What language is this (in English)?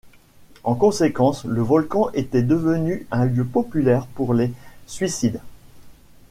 French